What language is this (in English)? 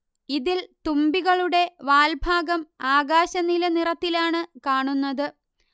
Malayalam